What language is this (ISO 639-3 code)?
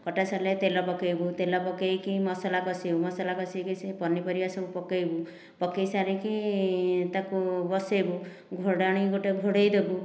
ori